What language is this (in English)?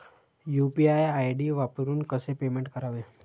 Marathi